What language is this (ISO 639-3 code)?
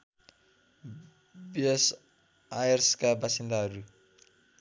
nep